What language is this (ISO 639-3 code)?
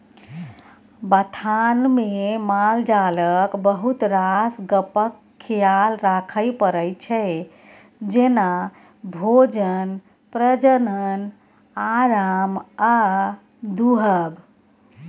mai